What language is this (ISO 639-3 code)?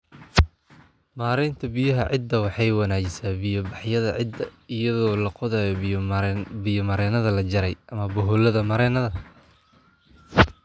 som